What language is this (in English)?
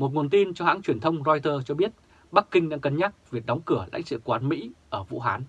Vietnamese